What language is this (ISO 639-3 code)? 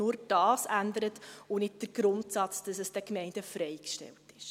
gsw